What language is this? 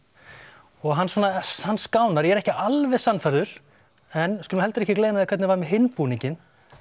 Icelandic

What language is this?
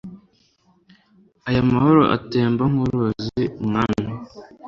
Kinyarwanda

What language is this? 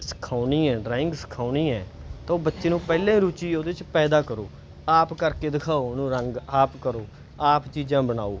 Punjabi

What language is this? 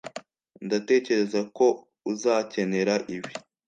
Kinyarwanda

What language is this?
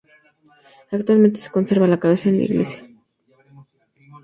Spanish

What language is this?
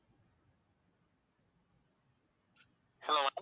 Tamil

